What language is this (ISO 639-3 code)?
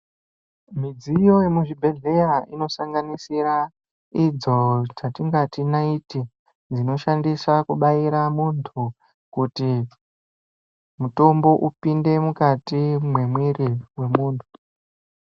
ndc